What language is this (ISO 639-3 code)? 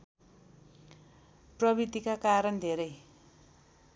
nep